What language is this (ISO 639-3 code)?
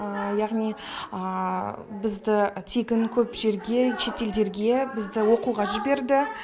kaz